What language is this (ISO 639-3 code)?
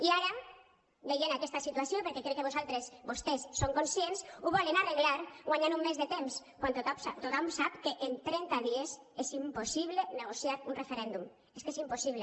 cat